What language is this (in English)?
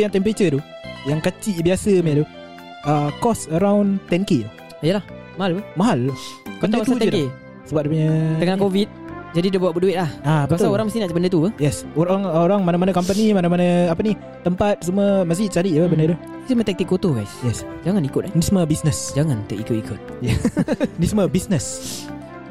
Malay